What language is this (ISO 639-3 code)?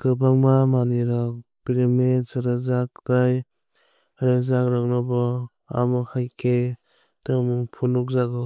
trp